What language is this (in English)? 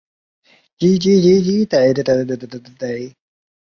Chinese